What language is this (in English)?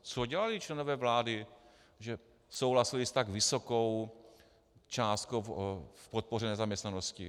Czech